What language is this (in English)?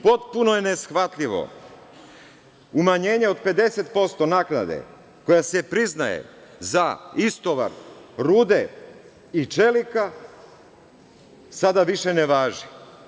Serbian